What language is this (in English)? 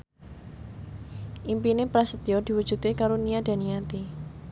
Javanese